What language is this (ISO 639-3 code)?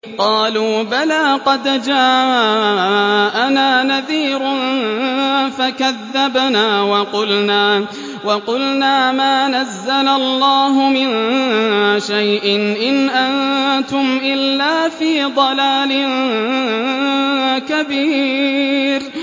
ara